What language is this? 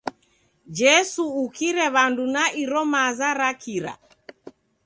Taita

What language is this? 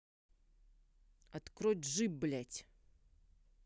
Russian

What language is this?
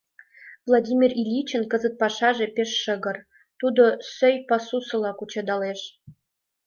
Mari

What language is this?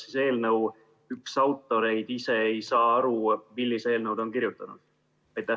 Estonian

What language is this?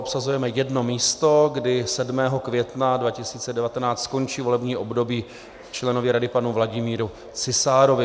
Czech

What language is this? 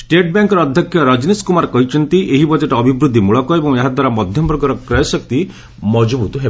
Odia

